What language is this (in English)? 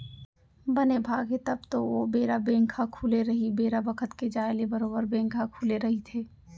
Chhattisgarhi